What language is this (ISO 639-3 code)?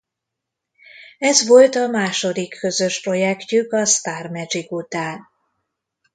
hun